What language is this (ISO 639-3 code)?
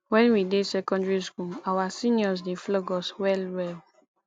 pcm